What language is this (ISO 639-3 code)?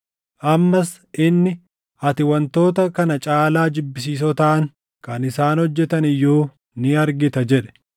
orm